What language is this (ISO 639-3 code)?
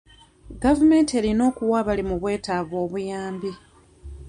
lug